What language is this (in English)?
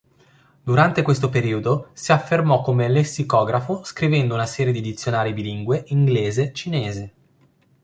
Italian